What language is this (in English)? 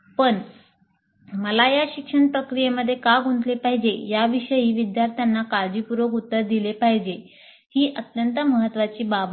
Marathi